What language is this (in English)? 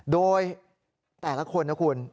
Thai